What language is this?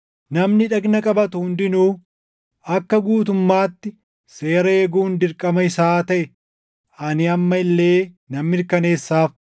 Oromo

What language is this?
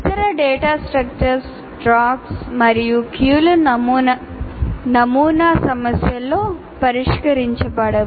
Telugu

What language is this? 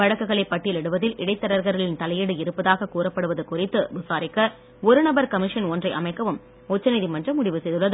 Tamil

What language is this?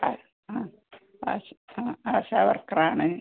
Malayalam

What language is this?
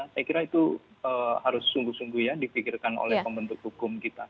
Indonesian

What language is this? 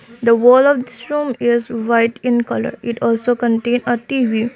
English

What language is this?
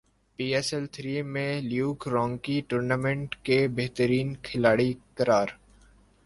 Urdu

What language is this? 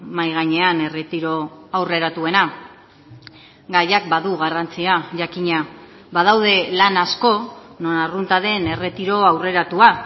Basque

